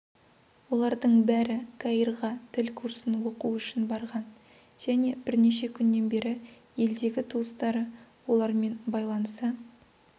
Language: Kazakh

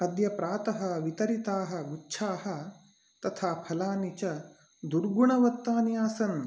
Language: Sanskrit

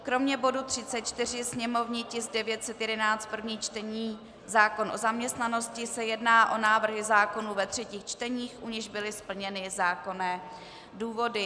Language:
Czech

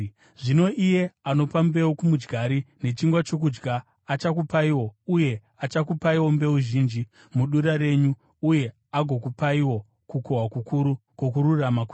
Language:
Shona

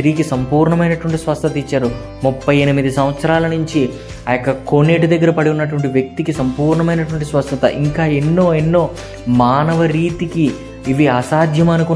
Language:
Telugu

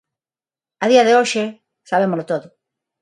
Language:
Galician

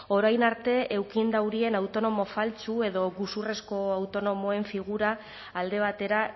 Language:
Basque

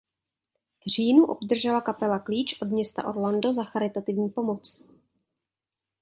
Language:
Czech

